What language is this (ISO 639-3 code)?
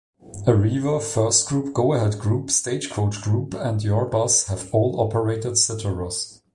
eng